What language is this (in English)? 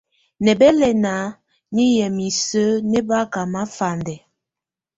Tunen